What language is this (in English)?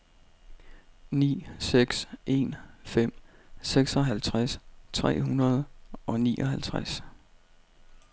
Danish